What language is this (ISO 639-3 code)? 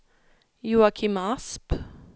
swe